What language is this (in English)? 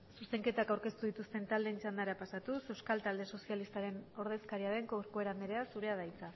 Basque